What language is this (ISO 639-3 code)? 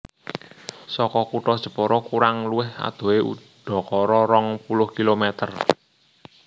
jav